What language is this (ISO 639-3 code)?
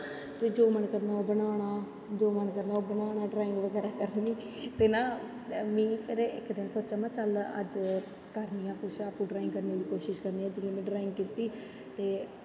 doi